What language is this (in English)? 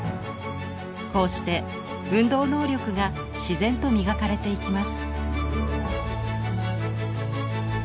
Japanese